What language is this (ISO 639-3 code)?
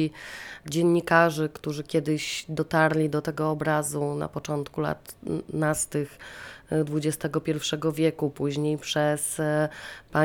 pol